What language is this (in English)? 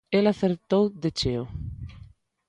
Galician